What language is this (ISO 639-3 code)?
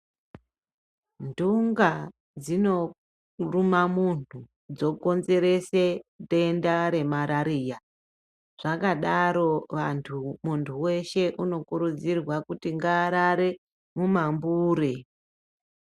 ndc